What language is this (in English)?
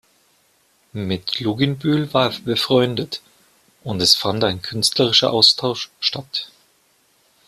German